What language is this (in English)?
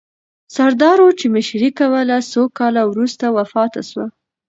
Pashto